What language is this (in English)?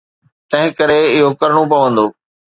Sindhi